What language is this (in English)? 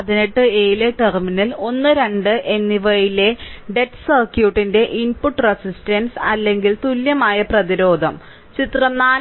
Malayalam